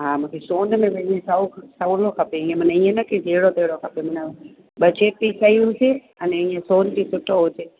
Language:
Sindhi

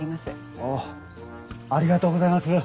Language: Japanese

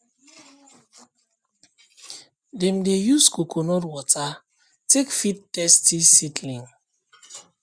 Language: Nigerian Pidgin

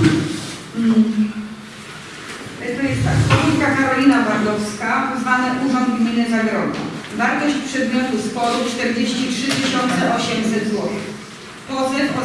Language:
Polish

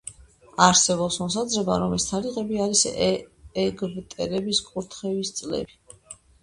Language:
Georgian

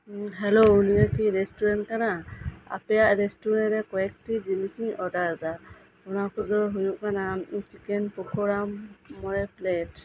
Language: Santali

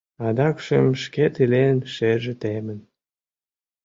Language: Mari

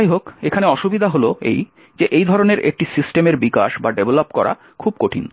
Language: Bangla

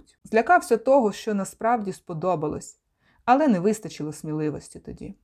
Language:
Ukrainian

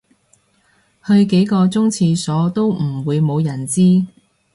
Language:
Cantonese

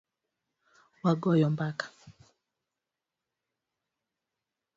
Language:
Luo (Kenya and Tanzania)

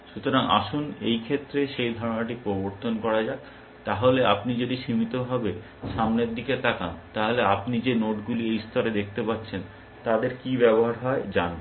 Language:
Bangla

